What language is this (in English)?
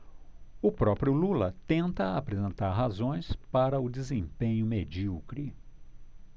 Portuguese